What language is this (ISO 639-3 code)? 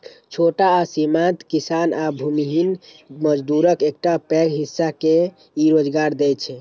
mai